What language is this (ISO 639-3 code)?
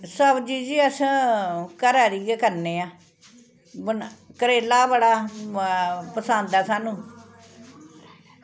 doi